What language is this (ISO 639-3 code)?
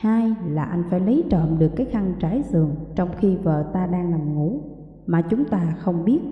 vie